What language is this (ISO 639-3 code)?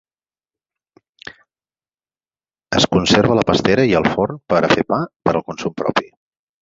cat